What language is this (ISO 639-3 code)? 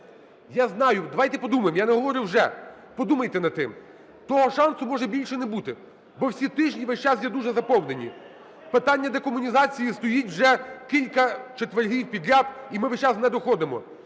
ukr